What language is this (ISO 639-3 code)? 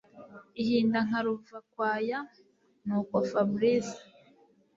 kin